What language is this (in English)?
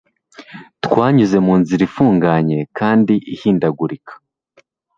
Kinyarwanda